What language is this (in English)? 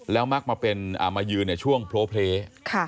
Thai